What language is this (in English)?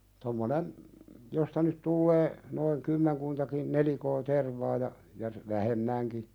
Finnish